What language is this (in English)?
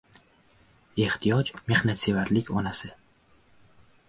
Uzbek